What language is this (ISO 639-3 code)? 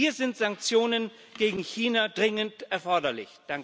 deu